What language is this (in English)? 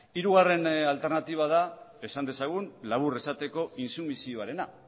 Basque